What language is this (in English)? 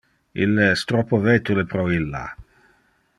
Interlingua